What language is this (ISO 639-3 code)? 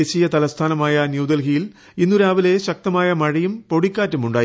mal